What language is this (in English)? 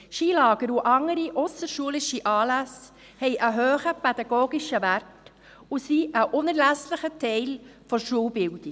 Swiss German